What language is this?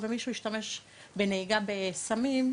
Hebrew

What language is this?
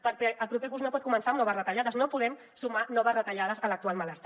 Catalan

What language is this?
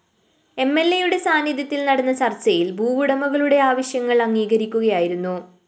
Malayalam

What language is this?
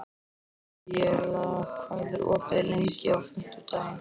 Icelandic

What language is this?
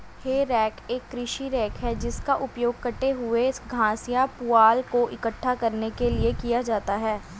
Hindi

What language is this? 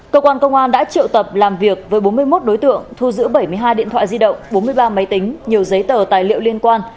Vietnamese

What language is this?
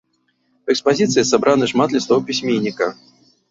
Belarusian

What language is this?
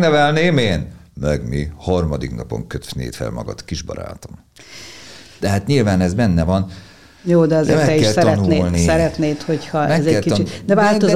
Hungarian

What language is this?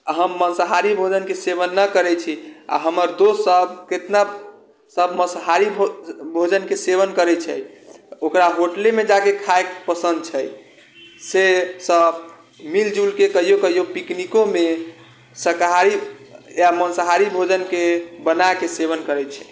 Maithili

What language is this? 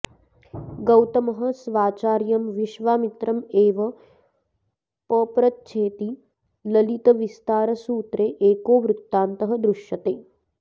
Sanskrit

